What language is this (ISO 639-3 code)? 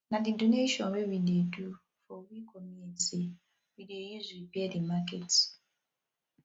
pcm